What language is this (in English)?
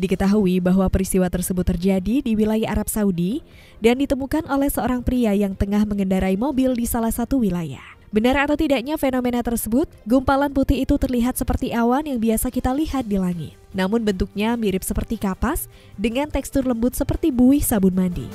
Indonesian